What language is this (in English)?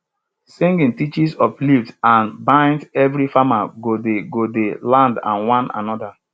Nigerian Pidgin